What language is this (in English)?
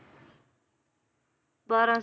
Punjabi